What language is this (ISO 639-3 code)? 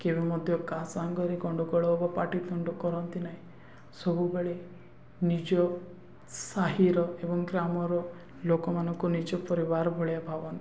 ori